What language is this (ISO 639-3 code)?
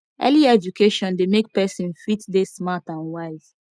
pcm